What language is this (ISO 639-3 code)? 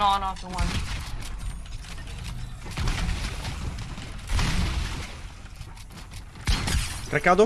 ita